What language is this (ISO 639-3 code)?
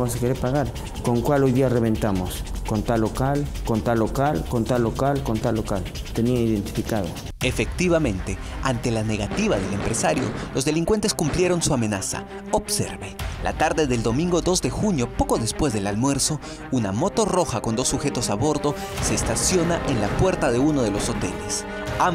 spa